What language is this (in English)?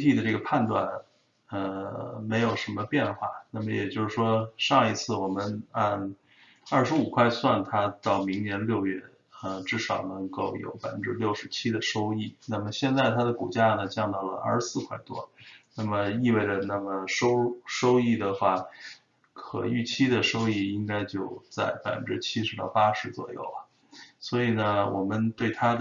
Chinese